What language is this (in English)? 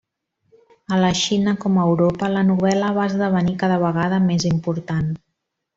Catalan